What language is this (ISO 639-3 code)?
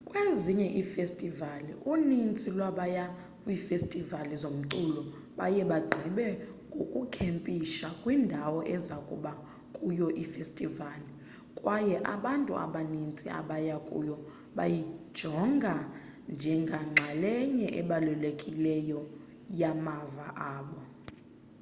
xho